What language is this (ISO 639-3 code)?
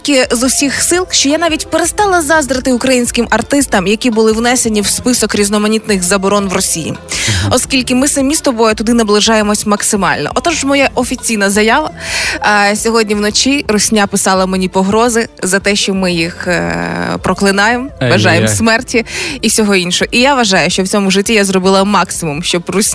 ukr